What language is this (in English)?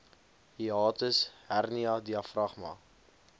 Afrikaans